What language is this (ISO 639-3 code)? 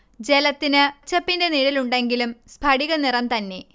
mal